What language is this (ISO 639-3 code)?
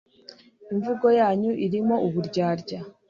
kin